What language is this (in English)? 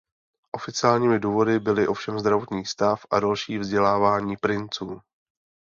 Czech